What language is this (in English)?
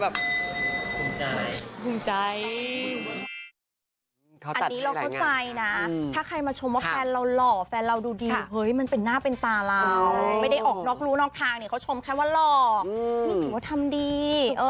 Thai